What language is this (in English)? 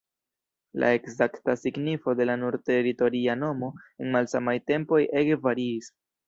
Esperanto